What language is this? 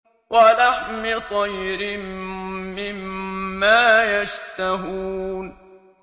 Arabic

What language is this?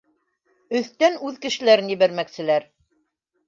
Bashkir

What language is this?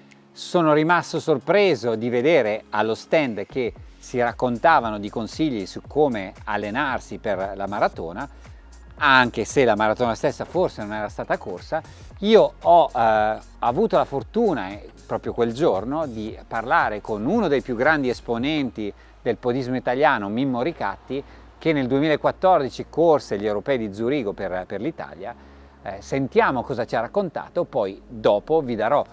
Italian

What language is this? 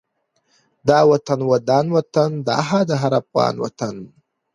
Pashto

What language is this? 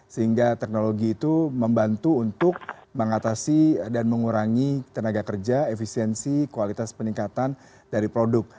Indonesian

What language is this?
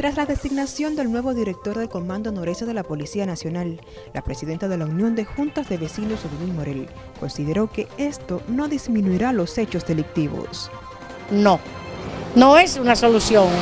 Spanish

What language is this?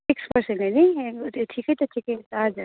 Nepali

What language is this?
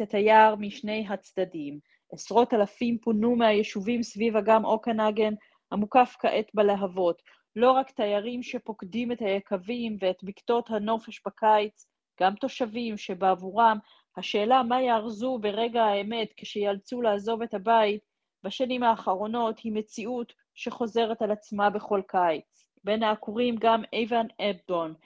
Hebrew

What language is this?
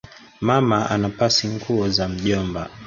Swahili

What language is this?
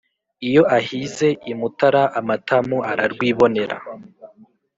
Kinyarwanda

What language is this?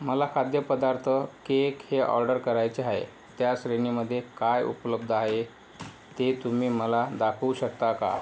Marathi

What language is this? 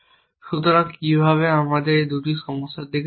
Bangla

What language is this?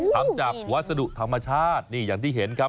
Thai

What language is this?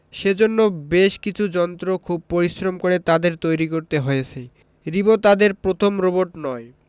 Bangla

